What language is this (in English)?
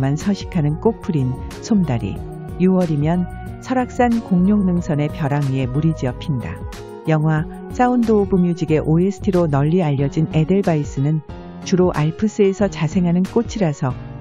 Korean